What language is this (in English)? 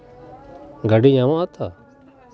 Santali